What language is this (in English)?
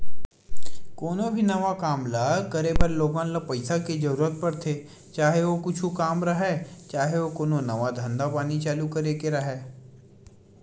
Chhattisgarhi